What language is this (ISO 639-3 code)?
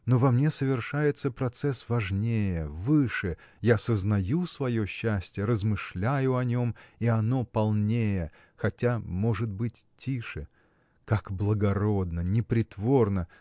rus